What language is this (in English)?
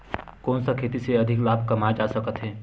Chhattisgarhi